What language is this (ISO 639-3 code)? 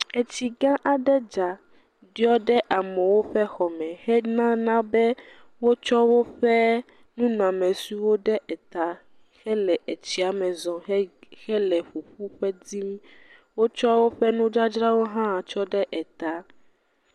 ewe